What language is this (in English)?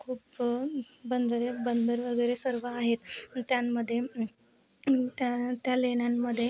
Marathi